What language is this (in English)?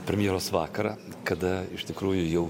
Lithuanian